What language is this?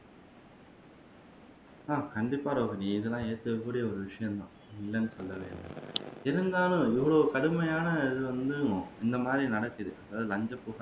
Tamil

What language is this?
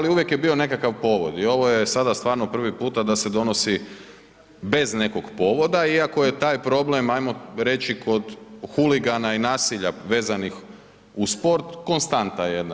Croatian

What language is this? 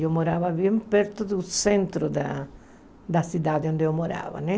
Portuguese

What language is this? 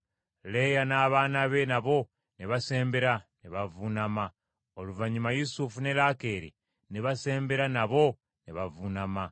Ganda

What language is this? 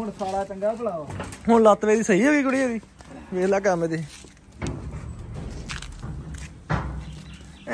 Punjabi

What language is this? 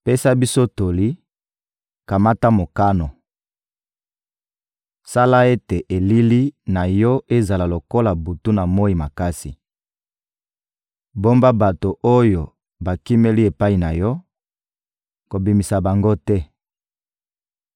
Lingala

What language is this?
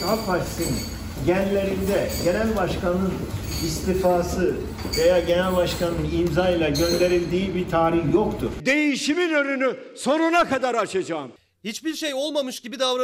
Turkish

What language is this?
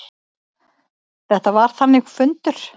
Icelandic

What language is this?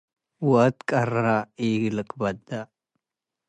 Tigre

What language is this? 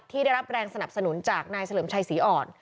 Thai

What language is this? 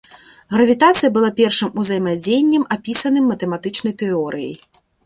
Belarusian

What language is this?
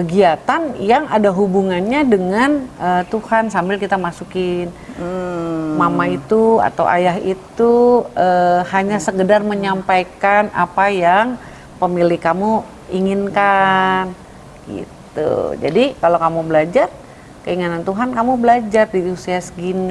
Indonesian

